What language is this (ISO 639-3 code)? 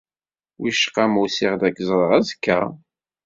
kab